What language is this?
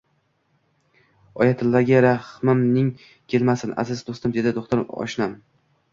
Uzbek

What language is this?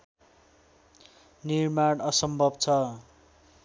Nepali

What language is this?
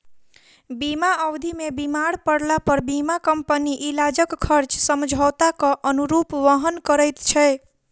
Maithili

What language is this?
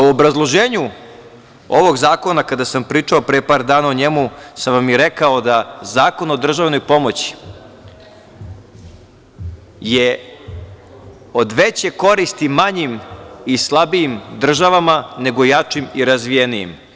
Serbian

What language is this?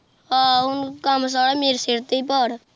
Punjabi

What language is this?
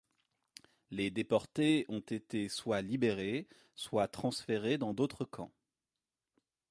French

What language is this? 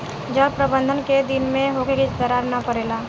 Bhojpuri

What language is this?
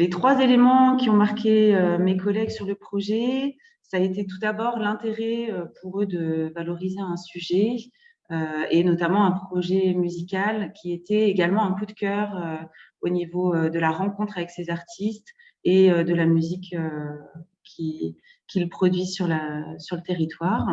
French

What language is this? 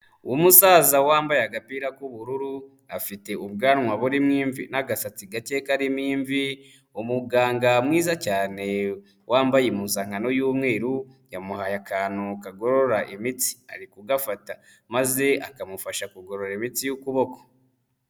Kinyarwanda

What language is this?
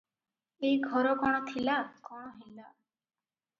Odia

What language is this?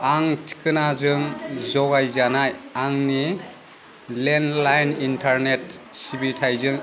Bodo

